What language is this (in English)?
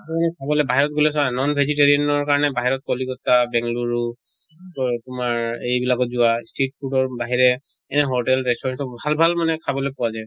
Assamese